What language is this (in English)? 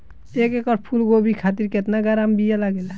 Bhojpuri